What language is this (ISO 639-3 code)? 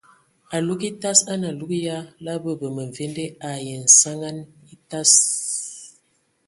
ewo